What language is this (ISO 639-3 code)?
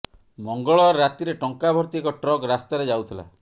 ori